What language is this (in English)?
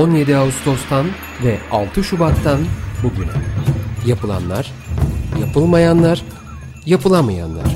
Turkish